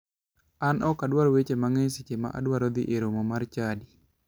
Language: Luo (Kenya and Tanzania)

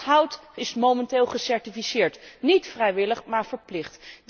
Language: Dutch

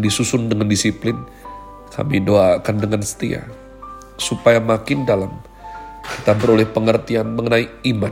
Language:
Indonesian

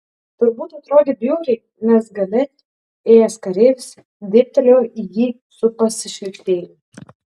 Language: Lithuanian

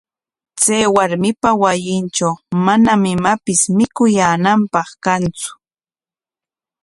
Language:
Corongo Ancash Quechua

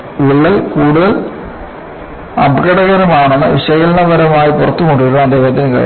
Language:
Malayalam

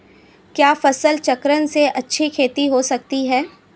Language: Hindi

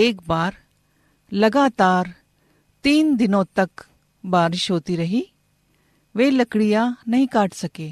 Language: Hindi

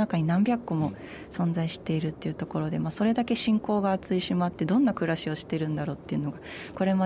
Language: Japanese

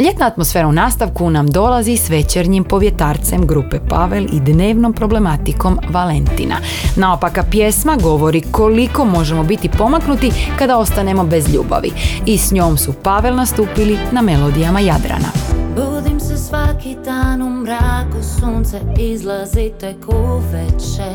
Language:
Croatian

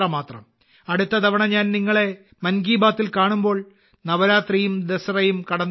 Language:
Malayalam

